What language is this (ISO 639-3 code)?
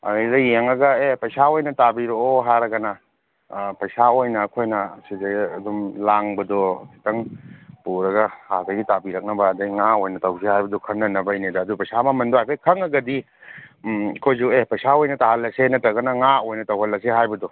mni